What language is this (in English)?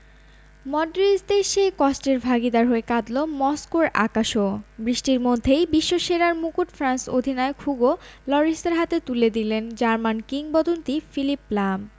Bangla